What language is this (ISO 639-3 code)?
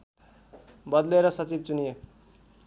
nep